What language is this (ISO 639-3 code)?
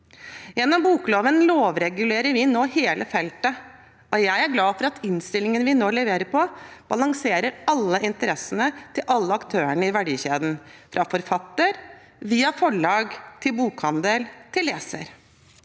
nor